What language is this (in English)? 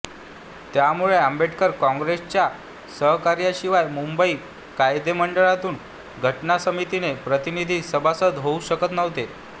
Marathi